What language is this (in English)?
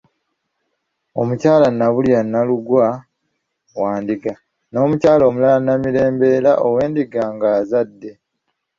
Ganda